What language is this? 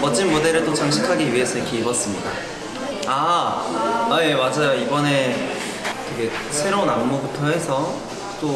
Korean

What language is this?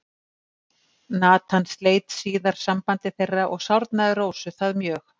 Icelandic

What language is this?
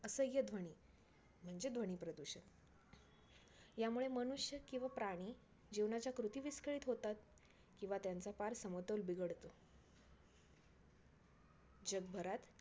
Marathi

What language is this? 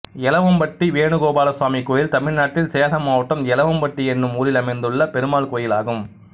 Tamil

